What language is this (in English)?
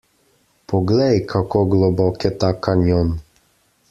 Slovenian